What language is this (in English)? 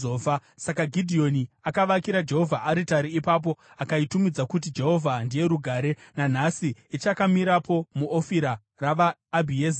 Shona